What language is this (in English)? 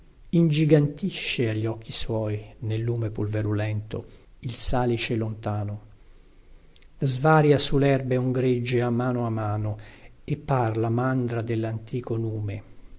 Italian